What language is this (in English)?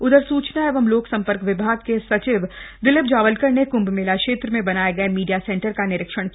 Hindi